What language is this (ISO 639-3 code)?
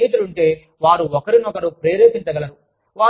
tel